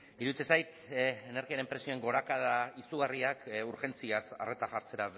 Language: Basque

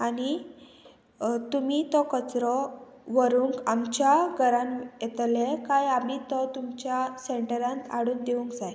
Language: Konkani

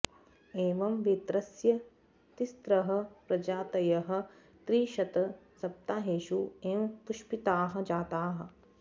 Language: Sanskrit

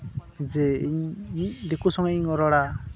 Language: Santali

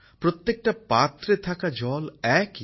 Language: Bangla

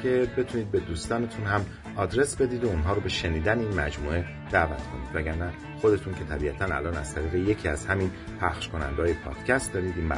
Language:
Persian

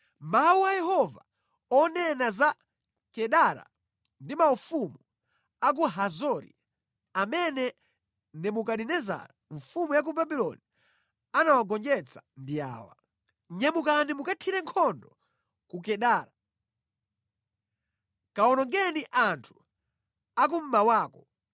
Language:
Nyanja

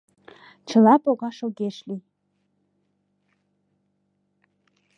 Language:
Mari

